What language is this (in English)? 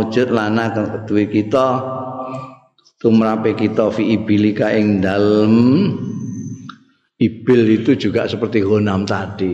Indonesian